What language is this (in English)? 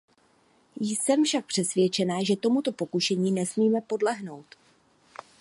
Czech